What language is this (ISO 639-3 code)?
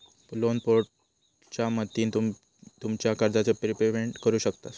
mar